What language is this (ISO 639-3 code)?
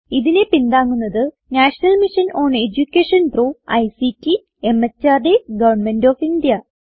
mal